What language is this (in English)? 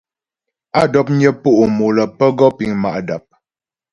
Ghomala